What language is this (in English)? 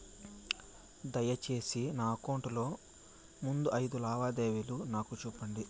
Telugu